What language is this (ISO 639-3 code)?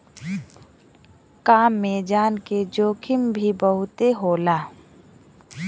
bho